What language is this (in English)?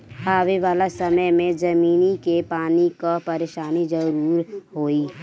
Bhojpuri